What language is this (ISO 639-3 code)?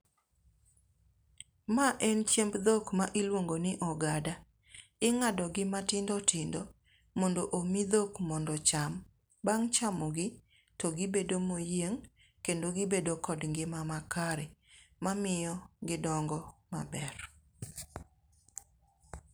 luo